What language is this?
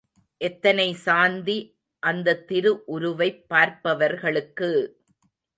Tamil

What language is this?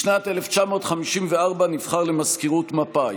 Hebrew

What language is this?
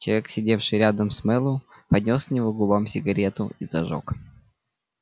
Russian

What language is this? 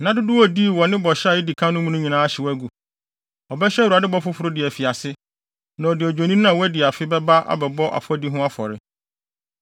Akan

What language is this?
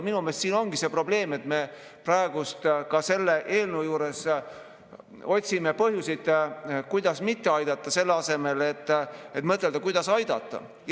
Estonian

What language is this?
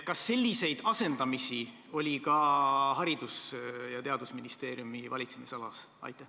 Estonian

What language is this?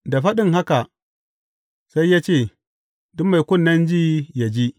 Hausa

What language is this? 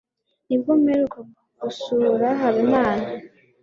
Kinyarwanda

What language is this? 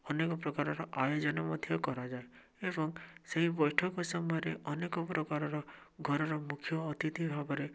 Odia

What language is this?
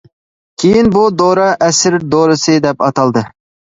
Uyghur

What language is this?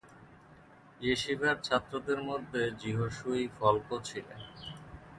Bangla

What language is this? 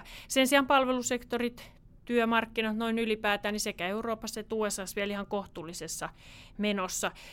Finnish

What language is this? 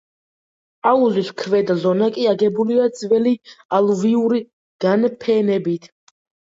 Georgian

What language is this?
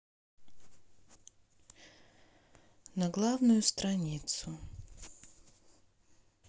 Russian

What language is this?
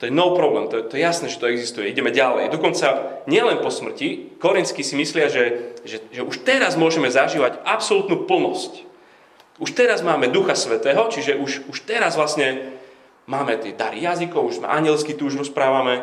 Slovak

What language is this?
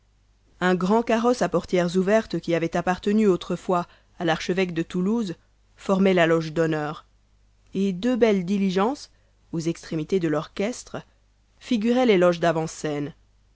French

